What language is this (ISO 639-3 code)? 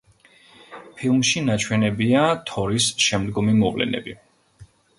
kat